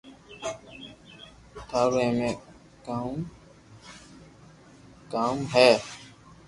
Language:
Loarki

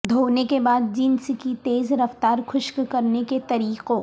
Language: Urdu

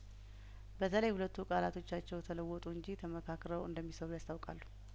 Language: Amharic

